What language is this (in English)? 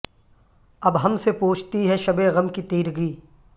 Urdu